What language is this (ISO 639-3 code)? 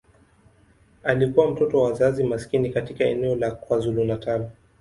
swa